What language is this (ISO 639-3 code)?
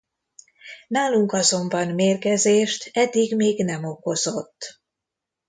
hun